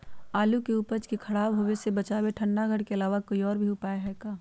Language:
Magahi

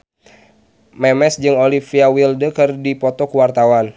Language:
Sundanese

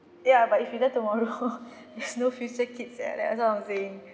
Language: English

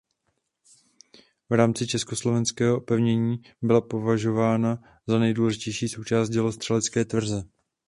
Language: Czech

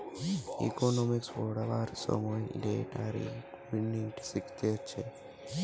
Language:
Bangla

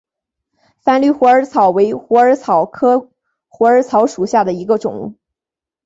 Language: Chinese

